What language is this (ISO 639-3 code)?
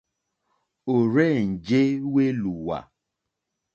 bri